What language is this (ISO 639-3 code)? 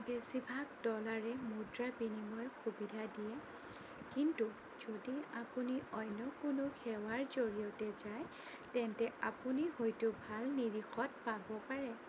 asm